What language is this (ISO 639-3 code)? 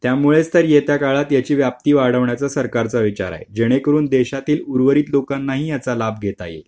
mar